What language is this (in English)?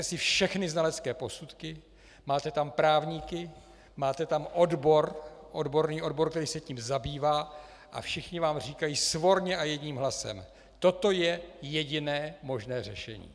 Czech